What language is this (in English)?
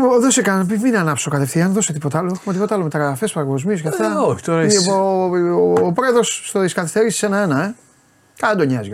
Greek